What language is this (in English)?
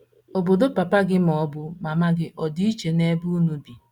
Igbo